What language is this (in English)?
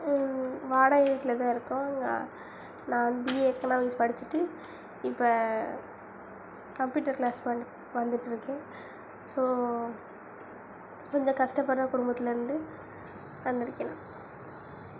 Tamil